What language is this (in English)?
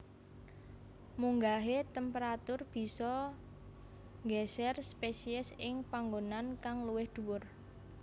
Javanese